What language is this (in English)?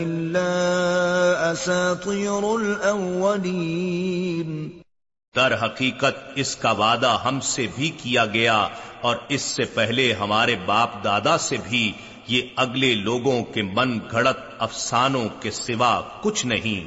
Urdu